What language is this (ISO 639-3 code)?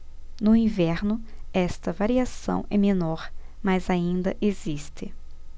por